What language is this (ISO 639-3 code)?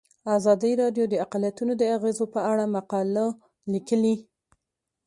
pus